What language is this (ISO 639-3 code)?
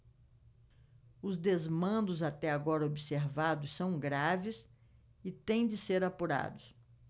por